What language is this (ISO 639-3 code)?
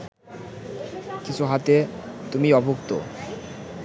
ben